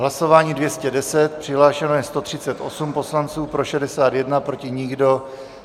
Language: Czech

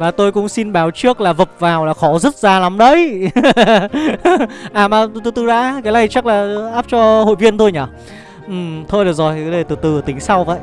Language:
Vietnamese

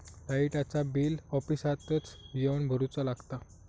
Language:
Marathi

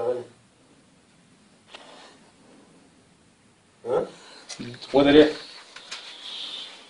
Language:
Latvian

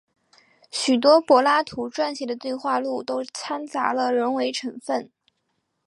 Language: Chinese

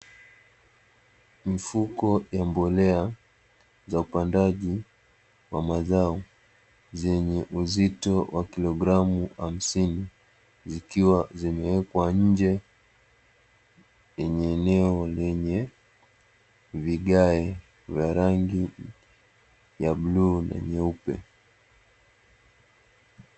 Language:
Swahili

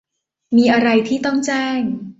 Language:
Thai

